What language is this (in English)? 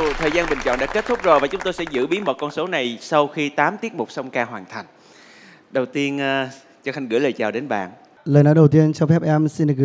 Vietnamese